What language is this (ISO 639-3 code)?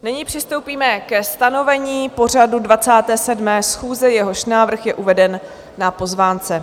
ces